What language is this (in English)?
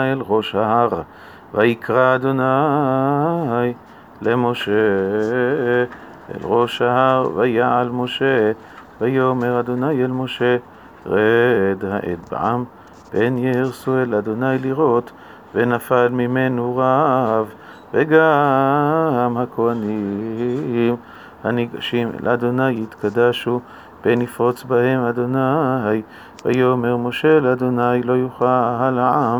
Hebrew